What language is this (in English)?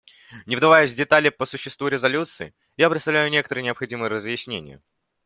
Russian